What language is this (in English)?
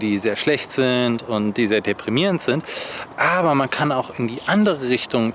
German